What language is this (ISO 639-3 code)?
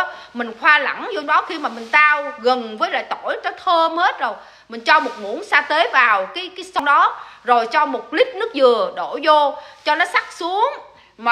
vie